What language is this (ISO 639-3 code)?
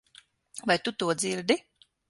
lav